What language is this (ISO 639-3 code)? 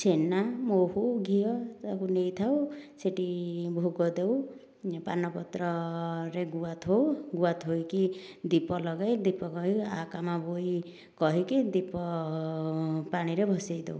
ori